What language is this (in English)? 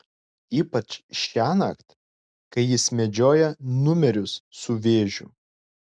Lithuanian